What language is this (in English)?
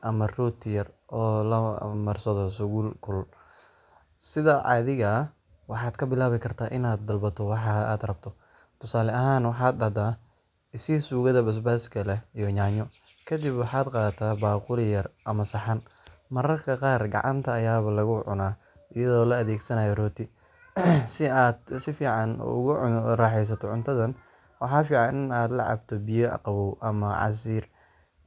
Somali